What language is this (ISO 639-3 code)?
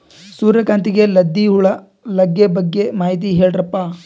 kan